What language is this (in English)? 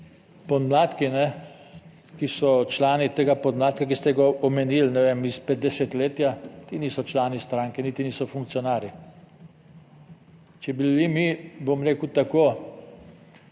Slovenian